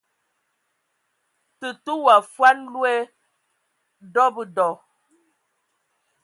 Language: Ewondo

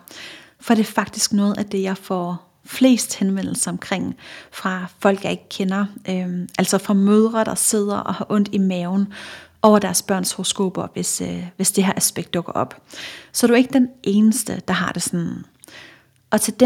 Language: Danish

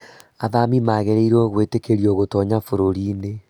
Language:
Kikuyu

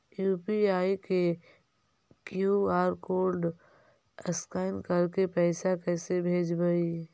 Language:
Magahi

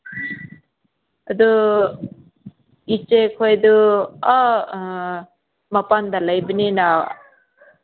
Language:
Manipuri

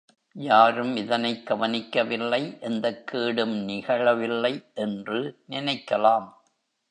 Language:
Tamil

